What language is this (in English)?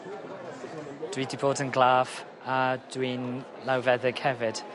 Welsh